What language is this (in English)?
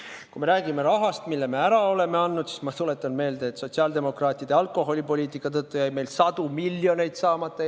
Estonian